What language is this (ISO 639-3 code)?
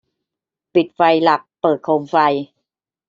tha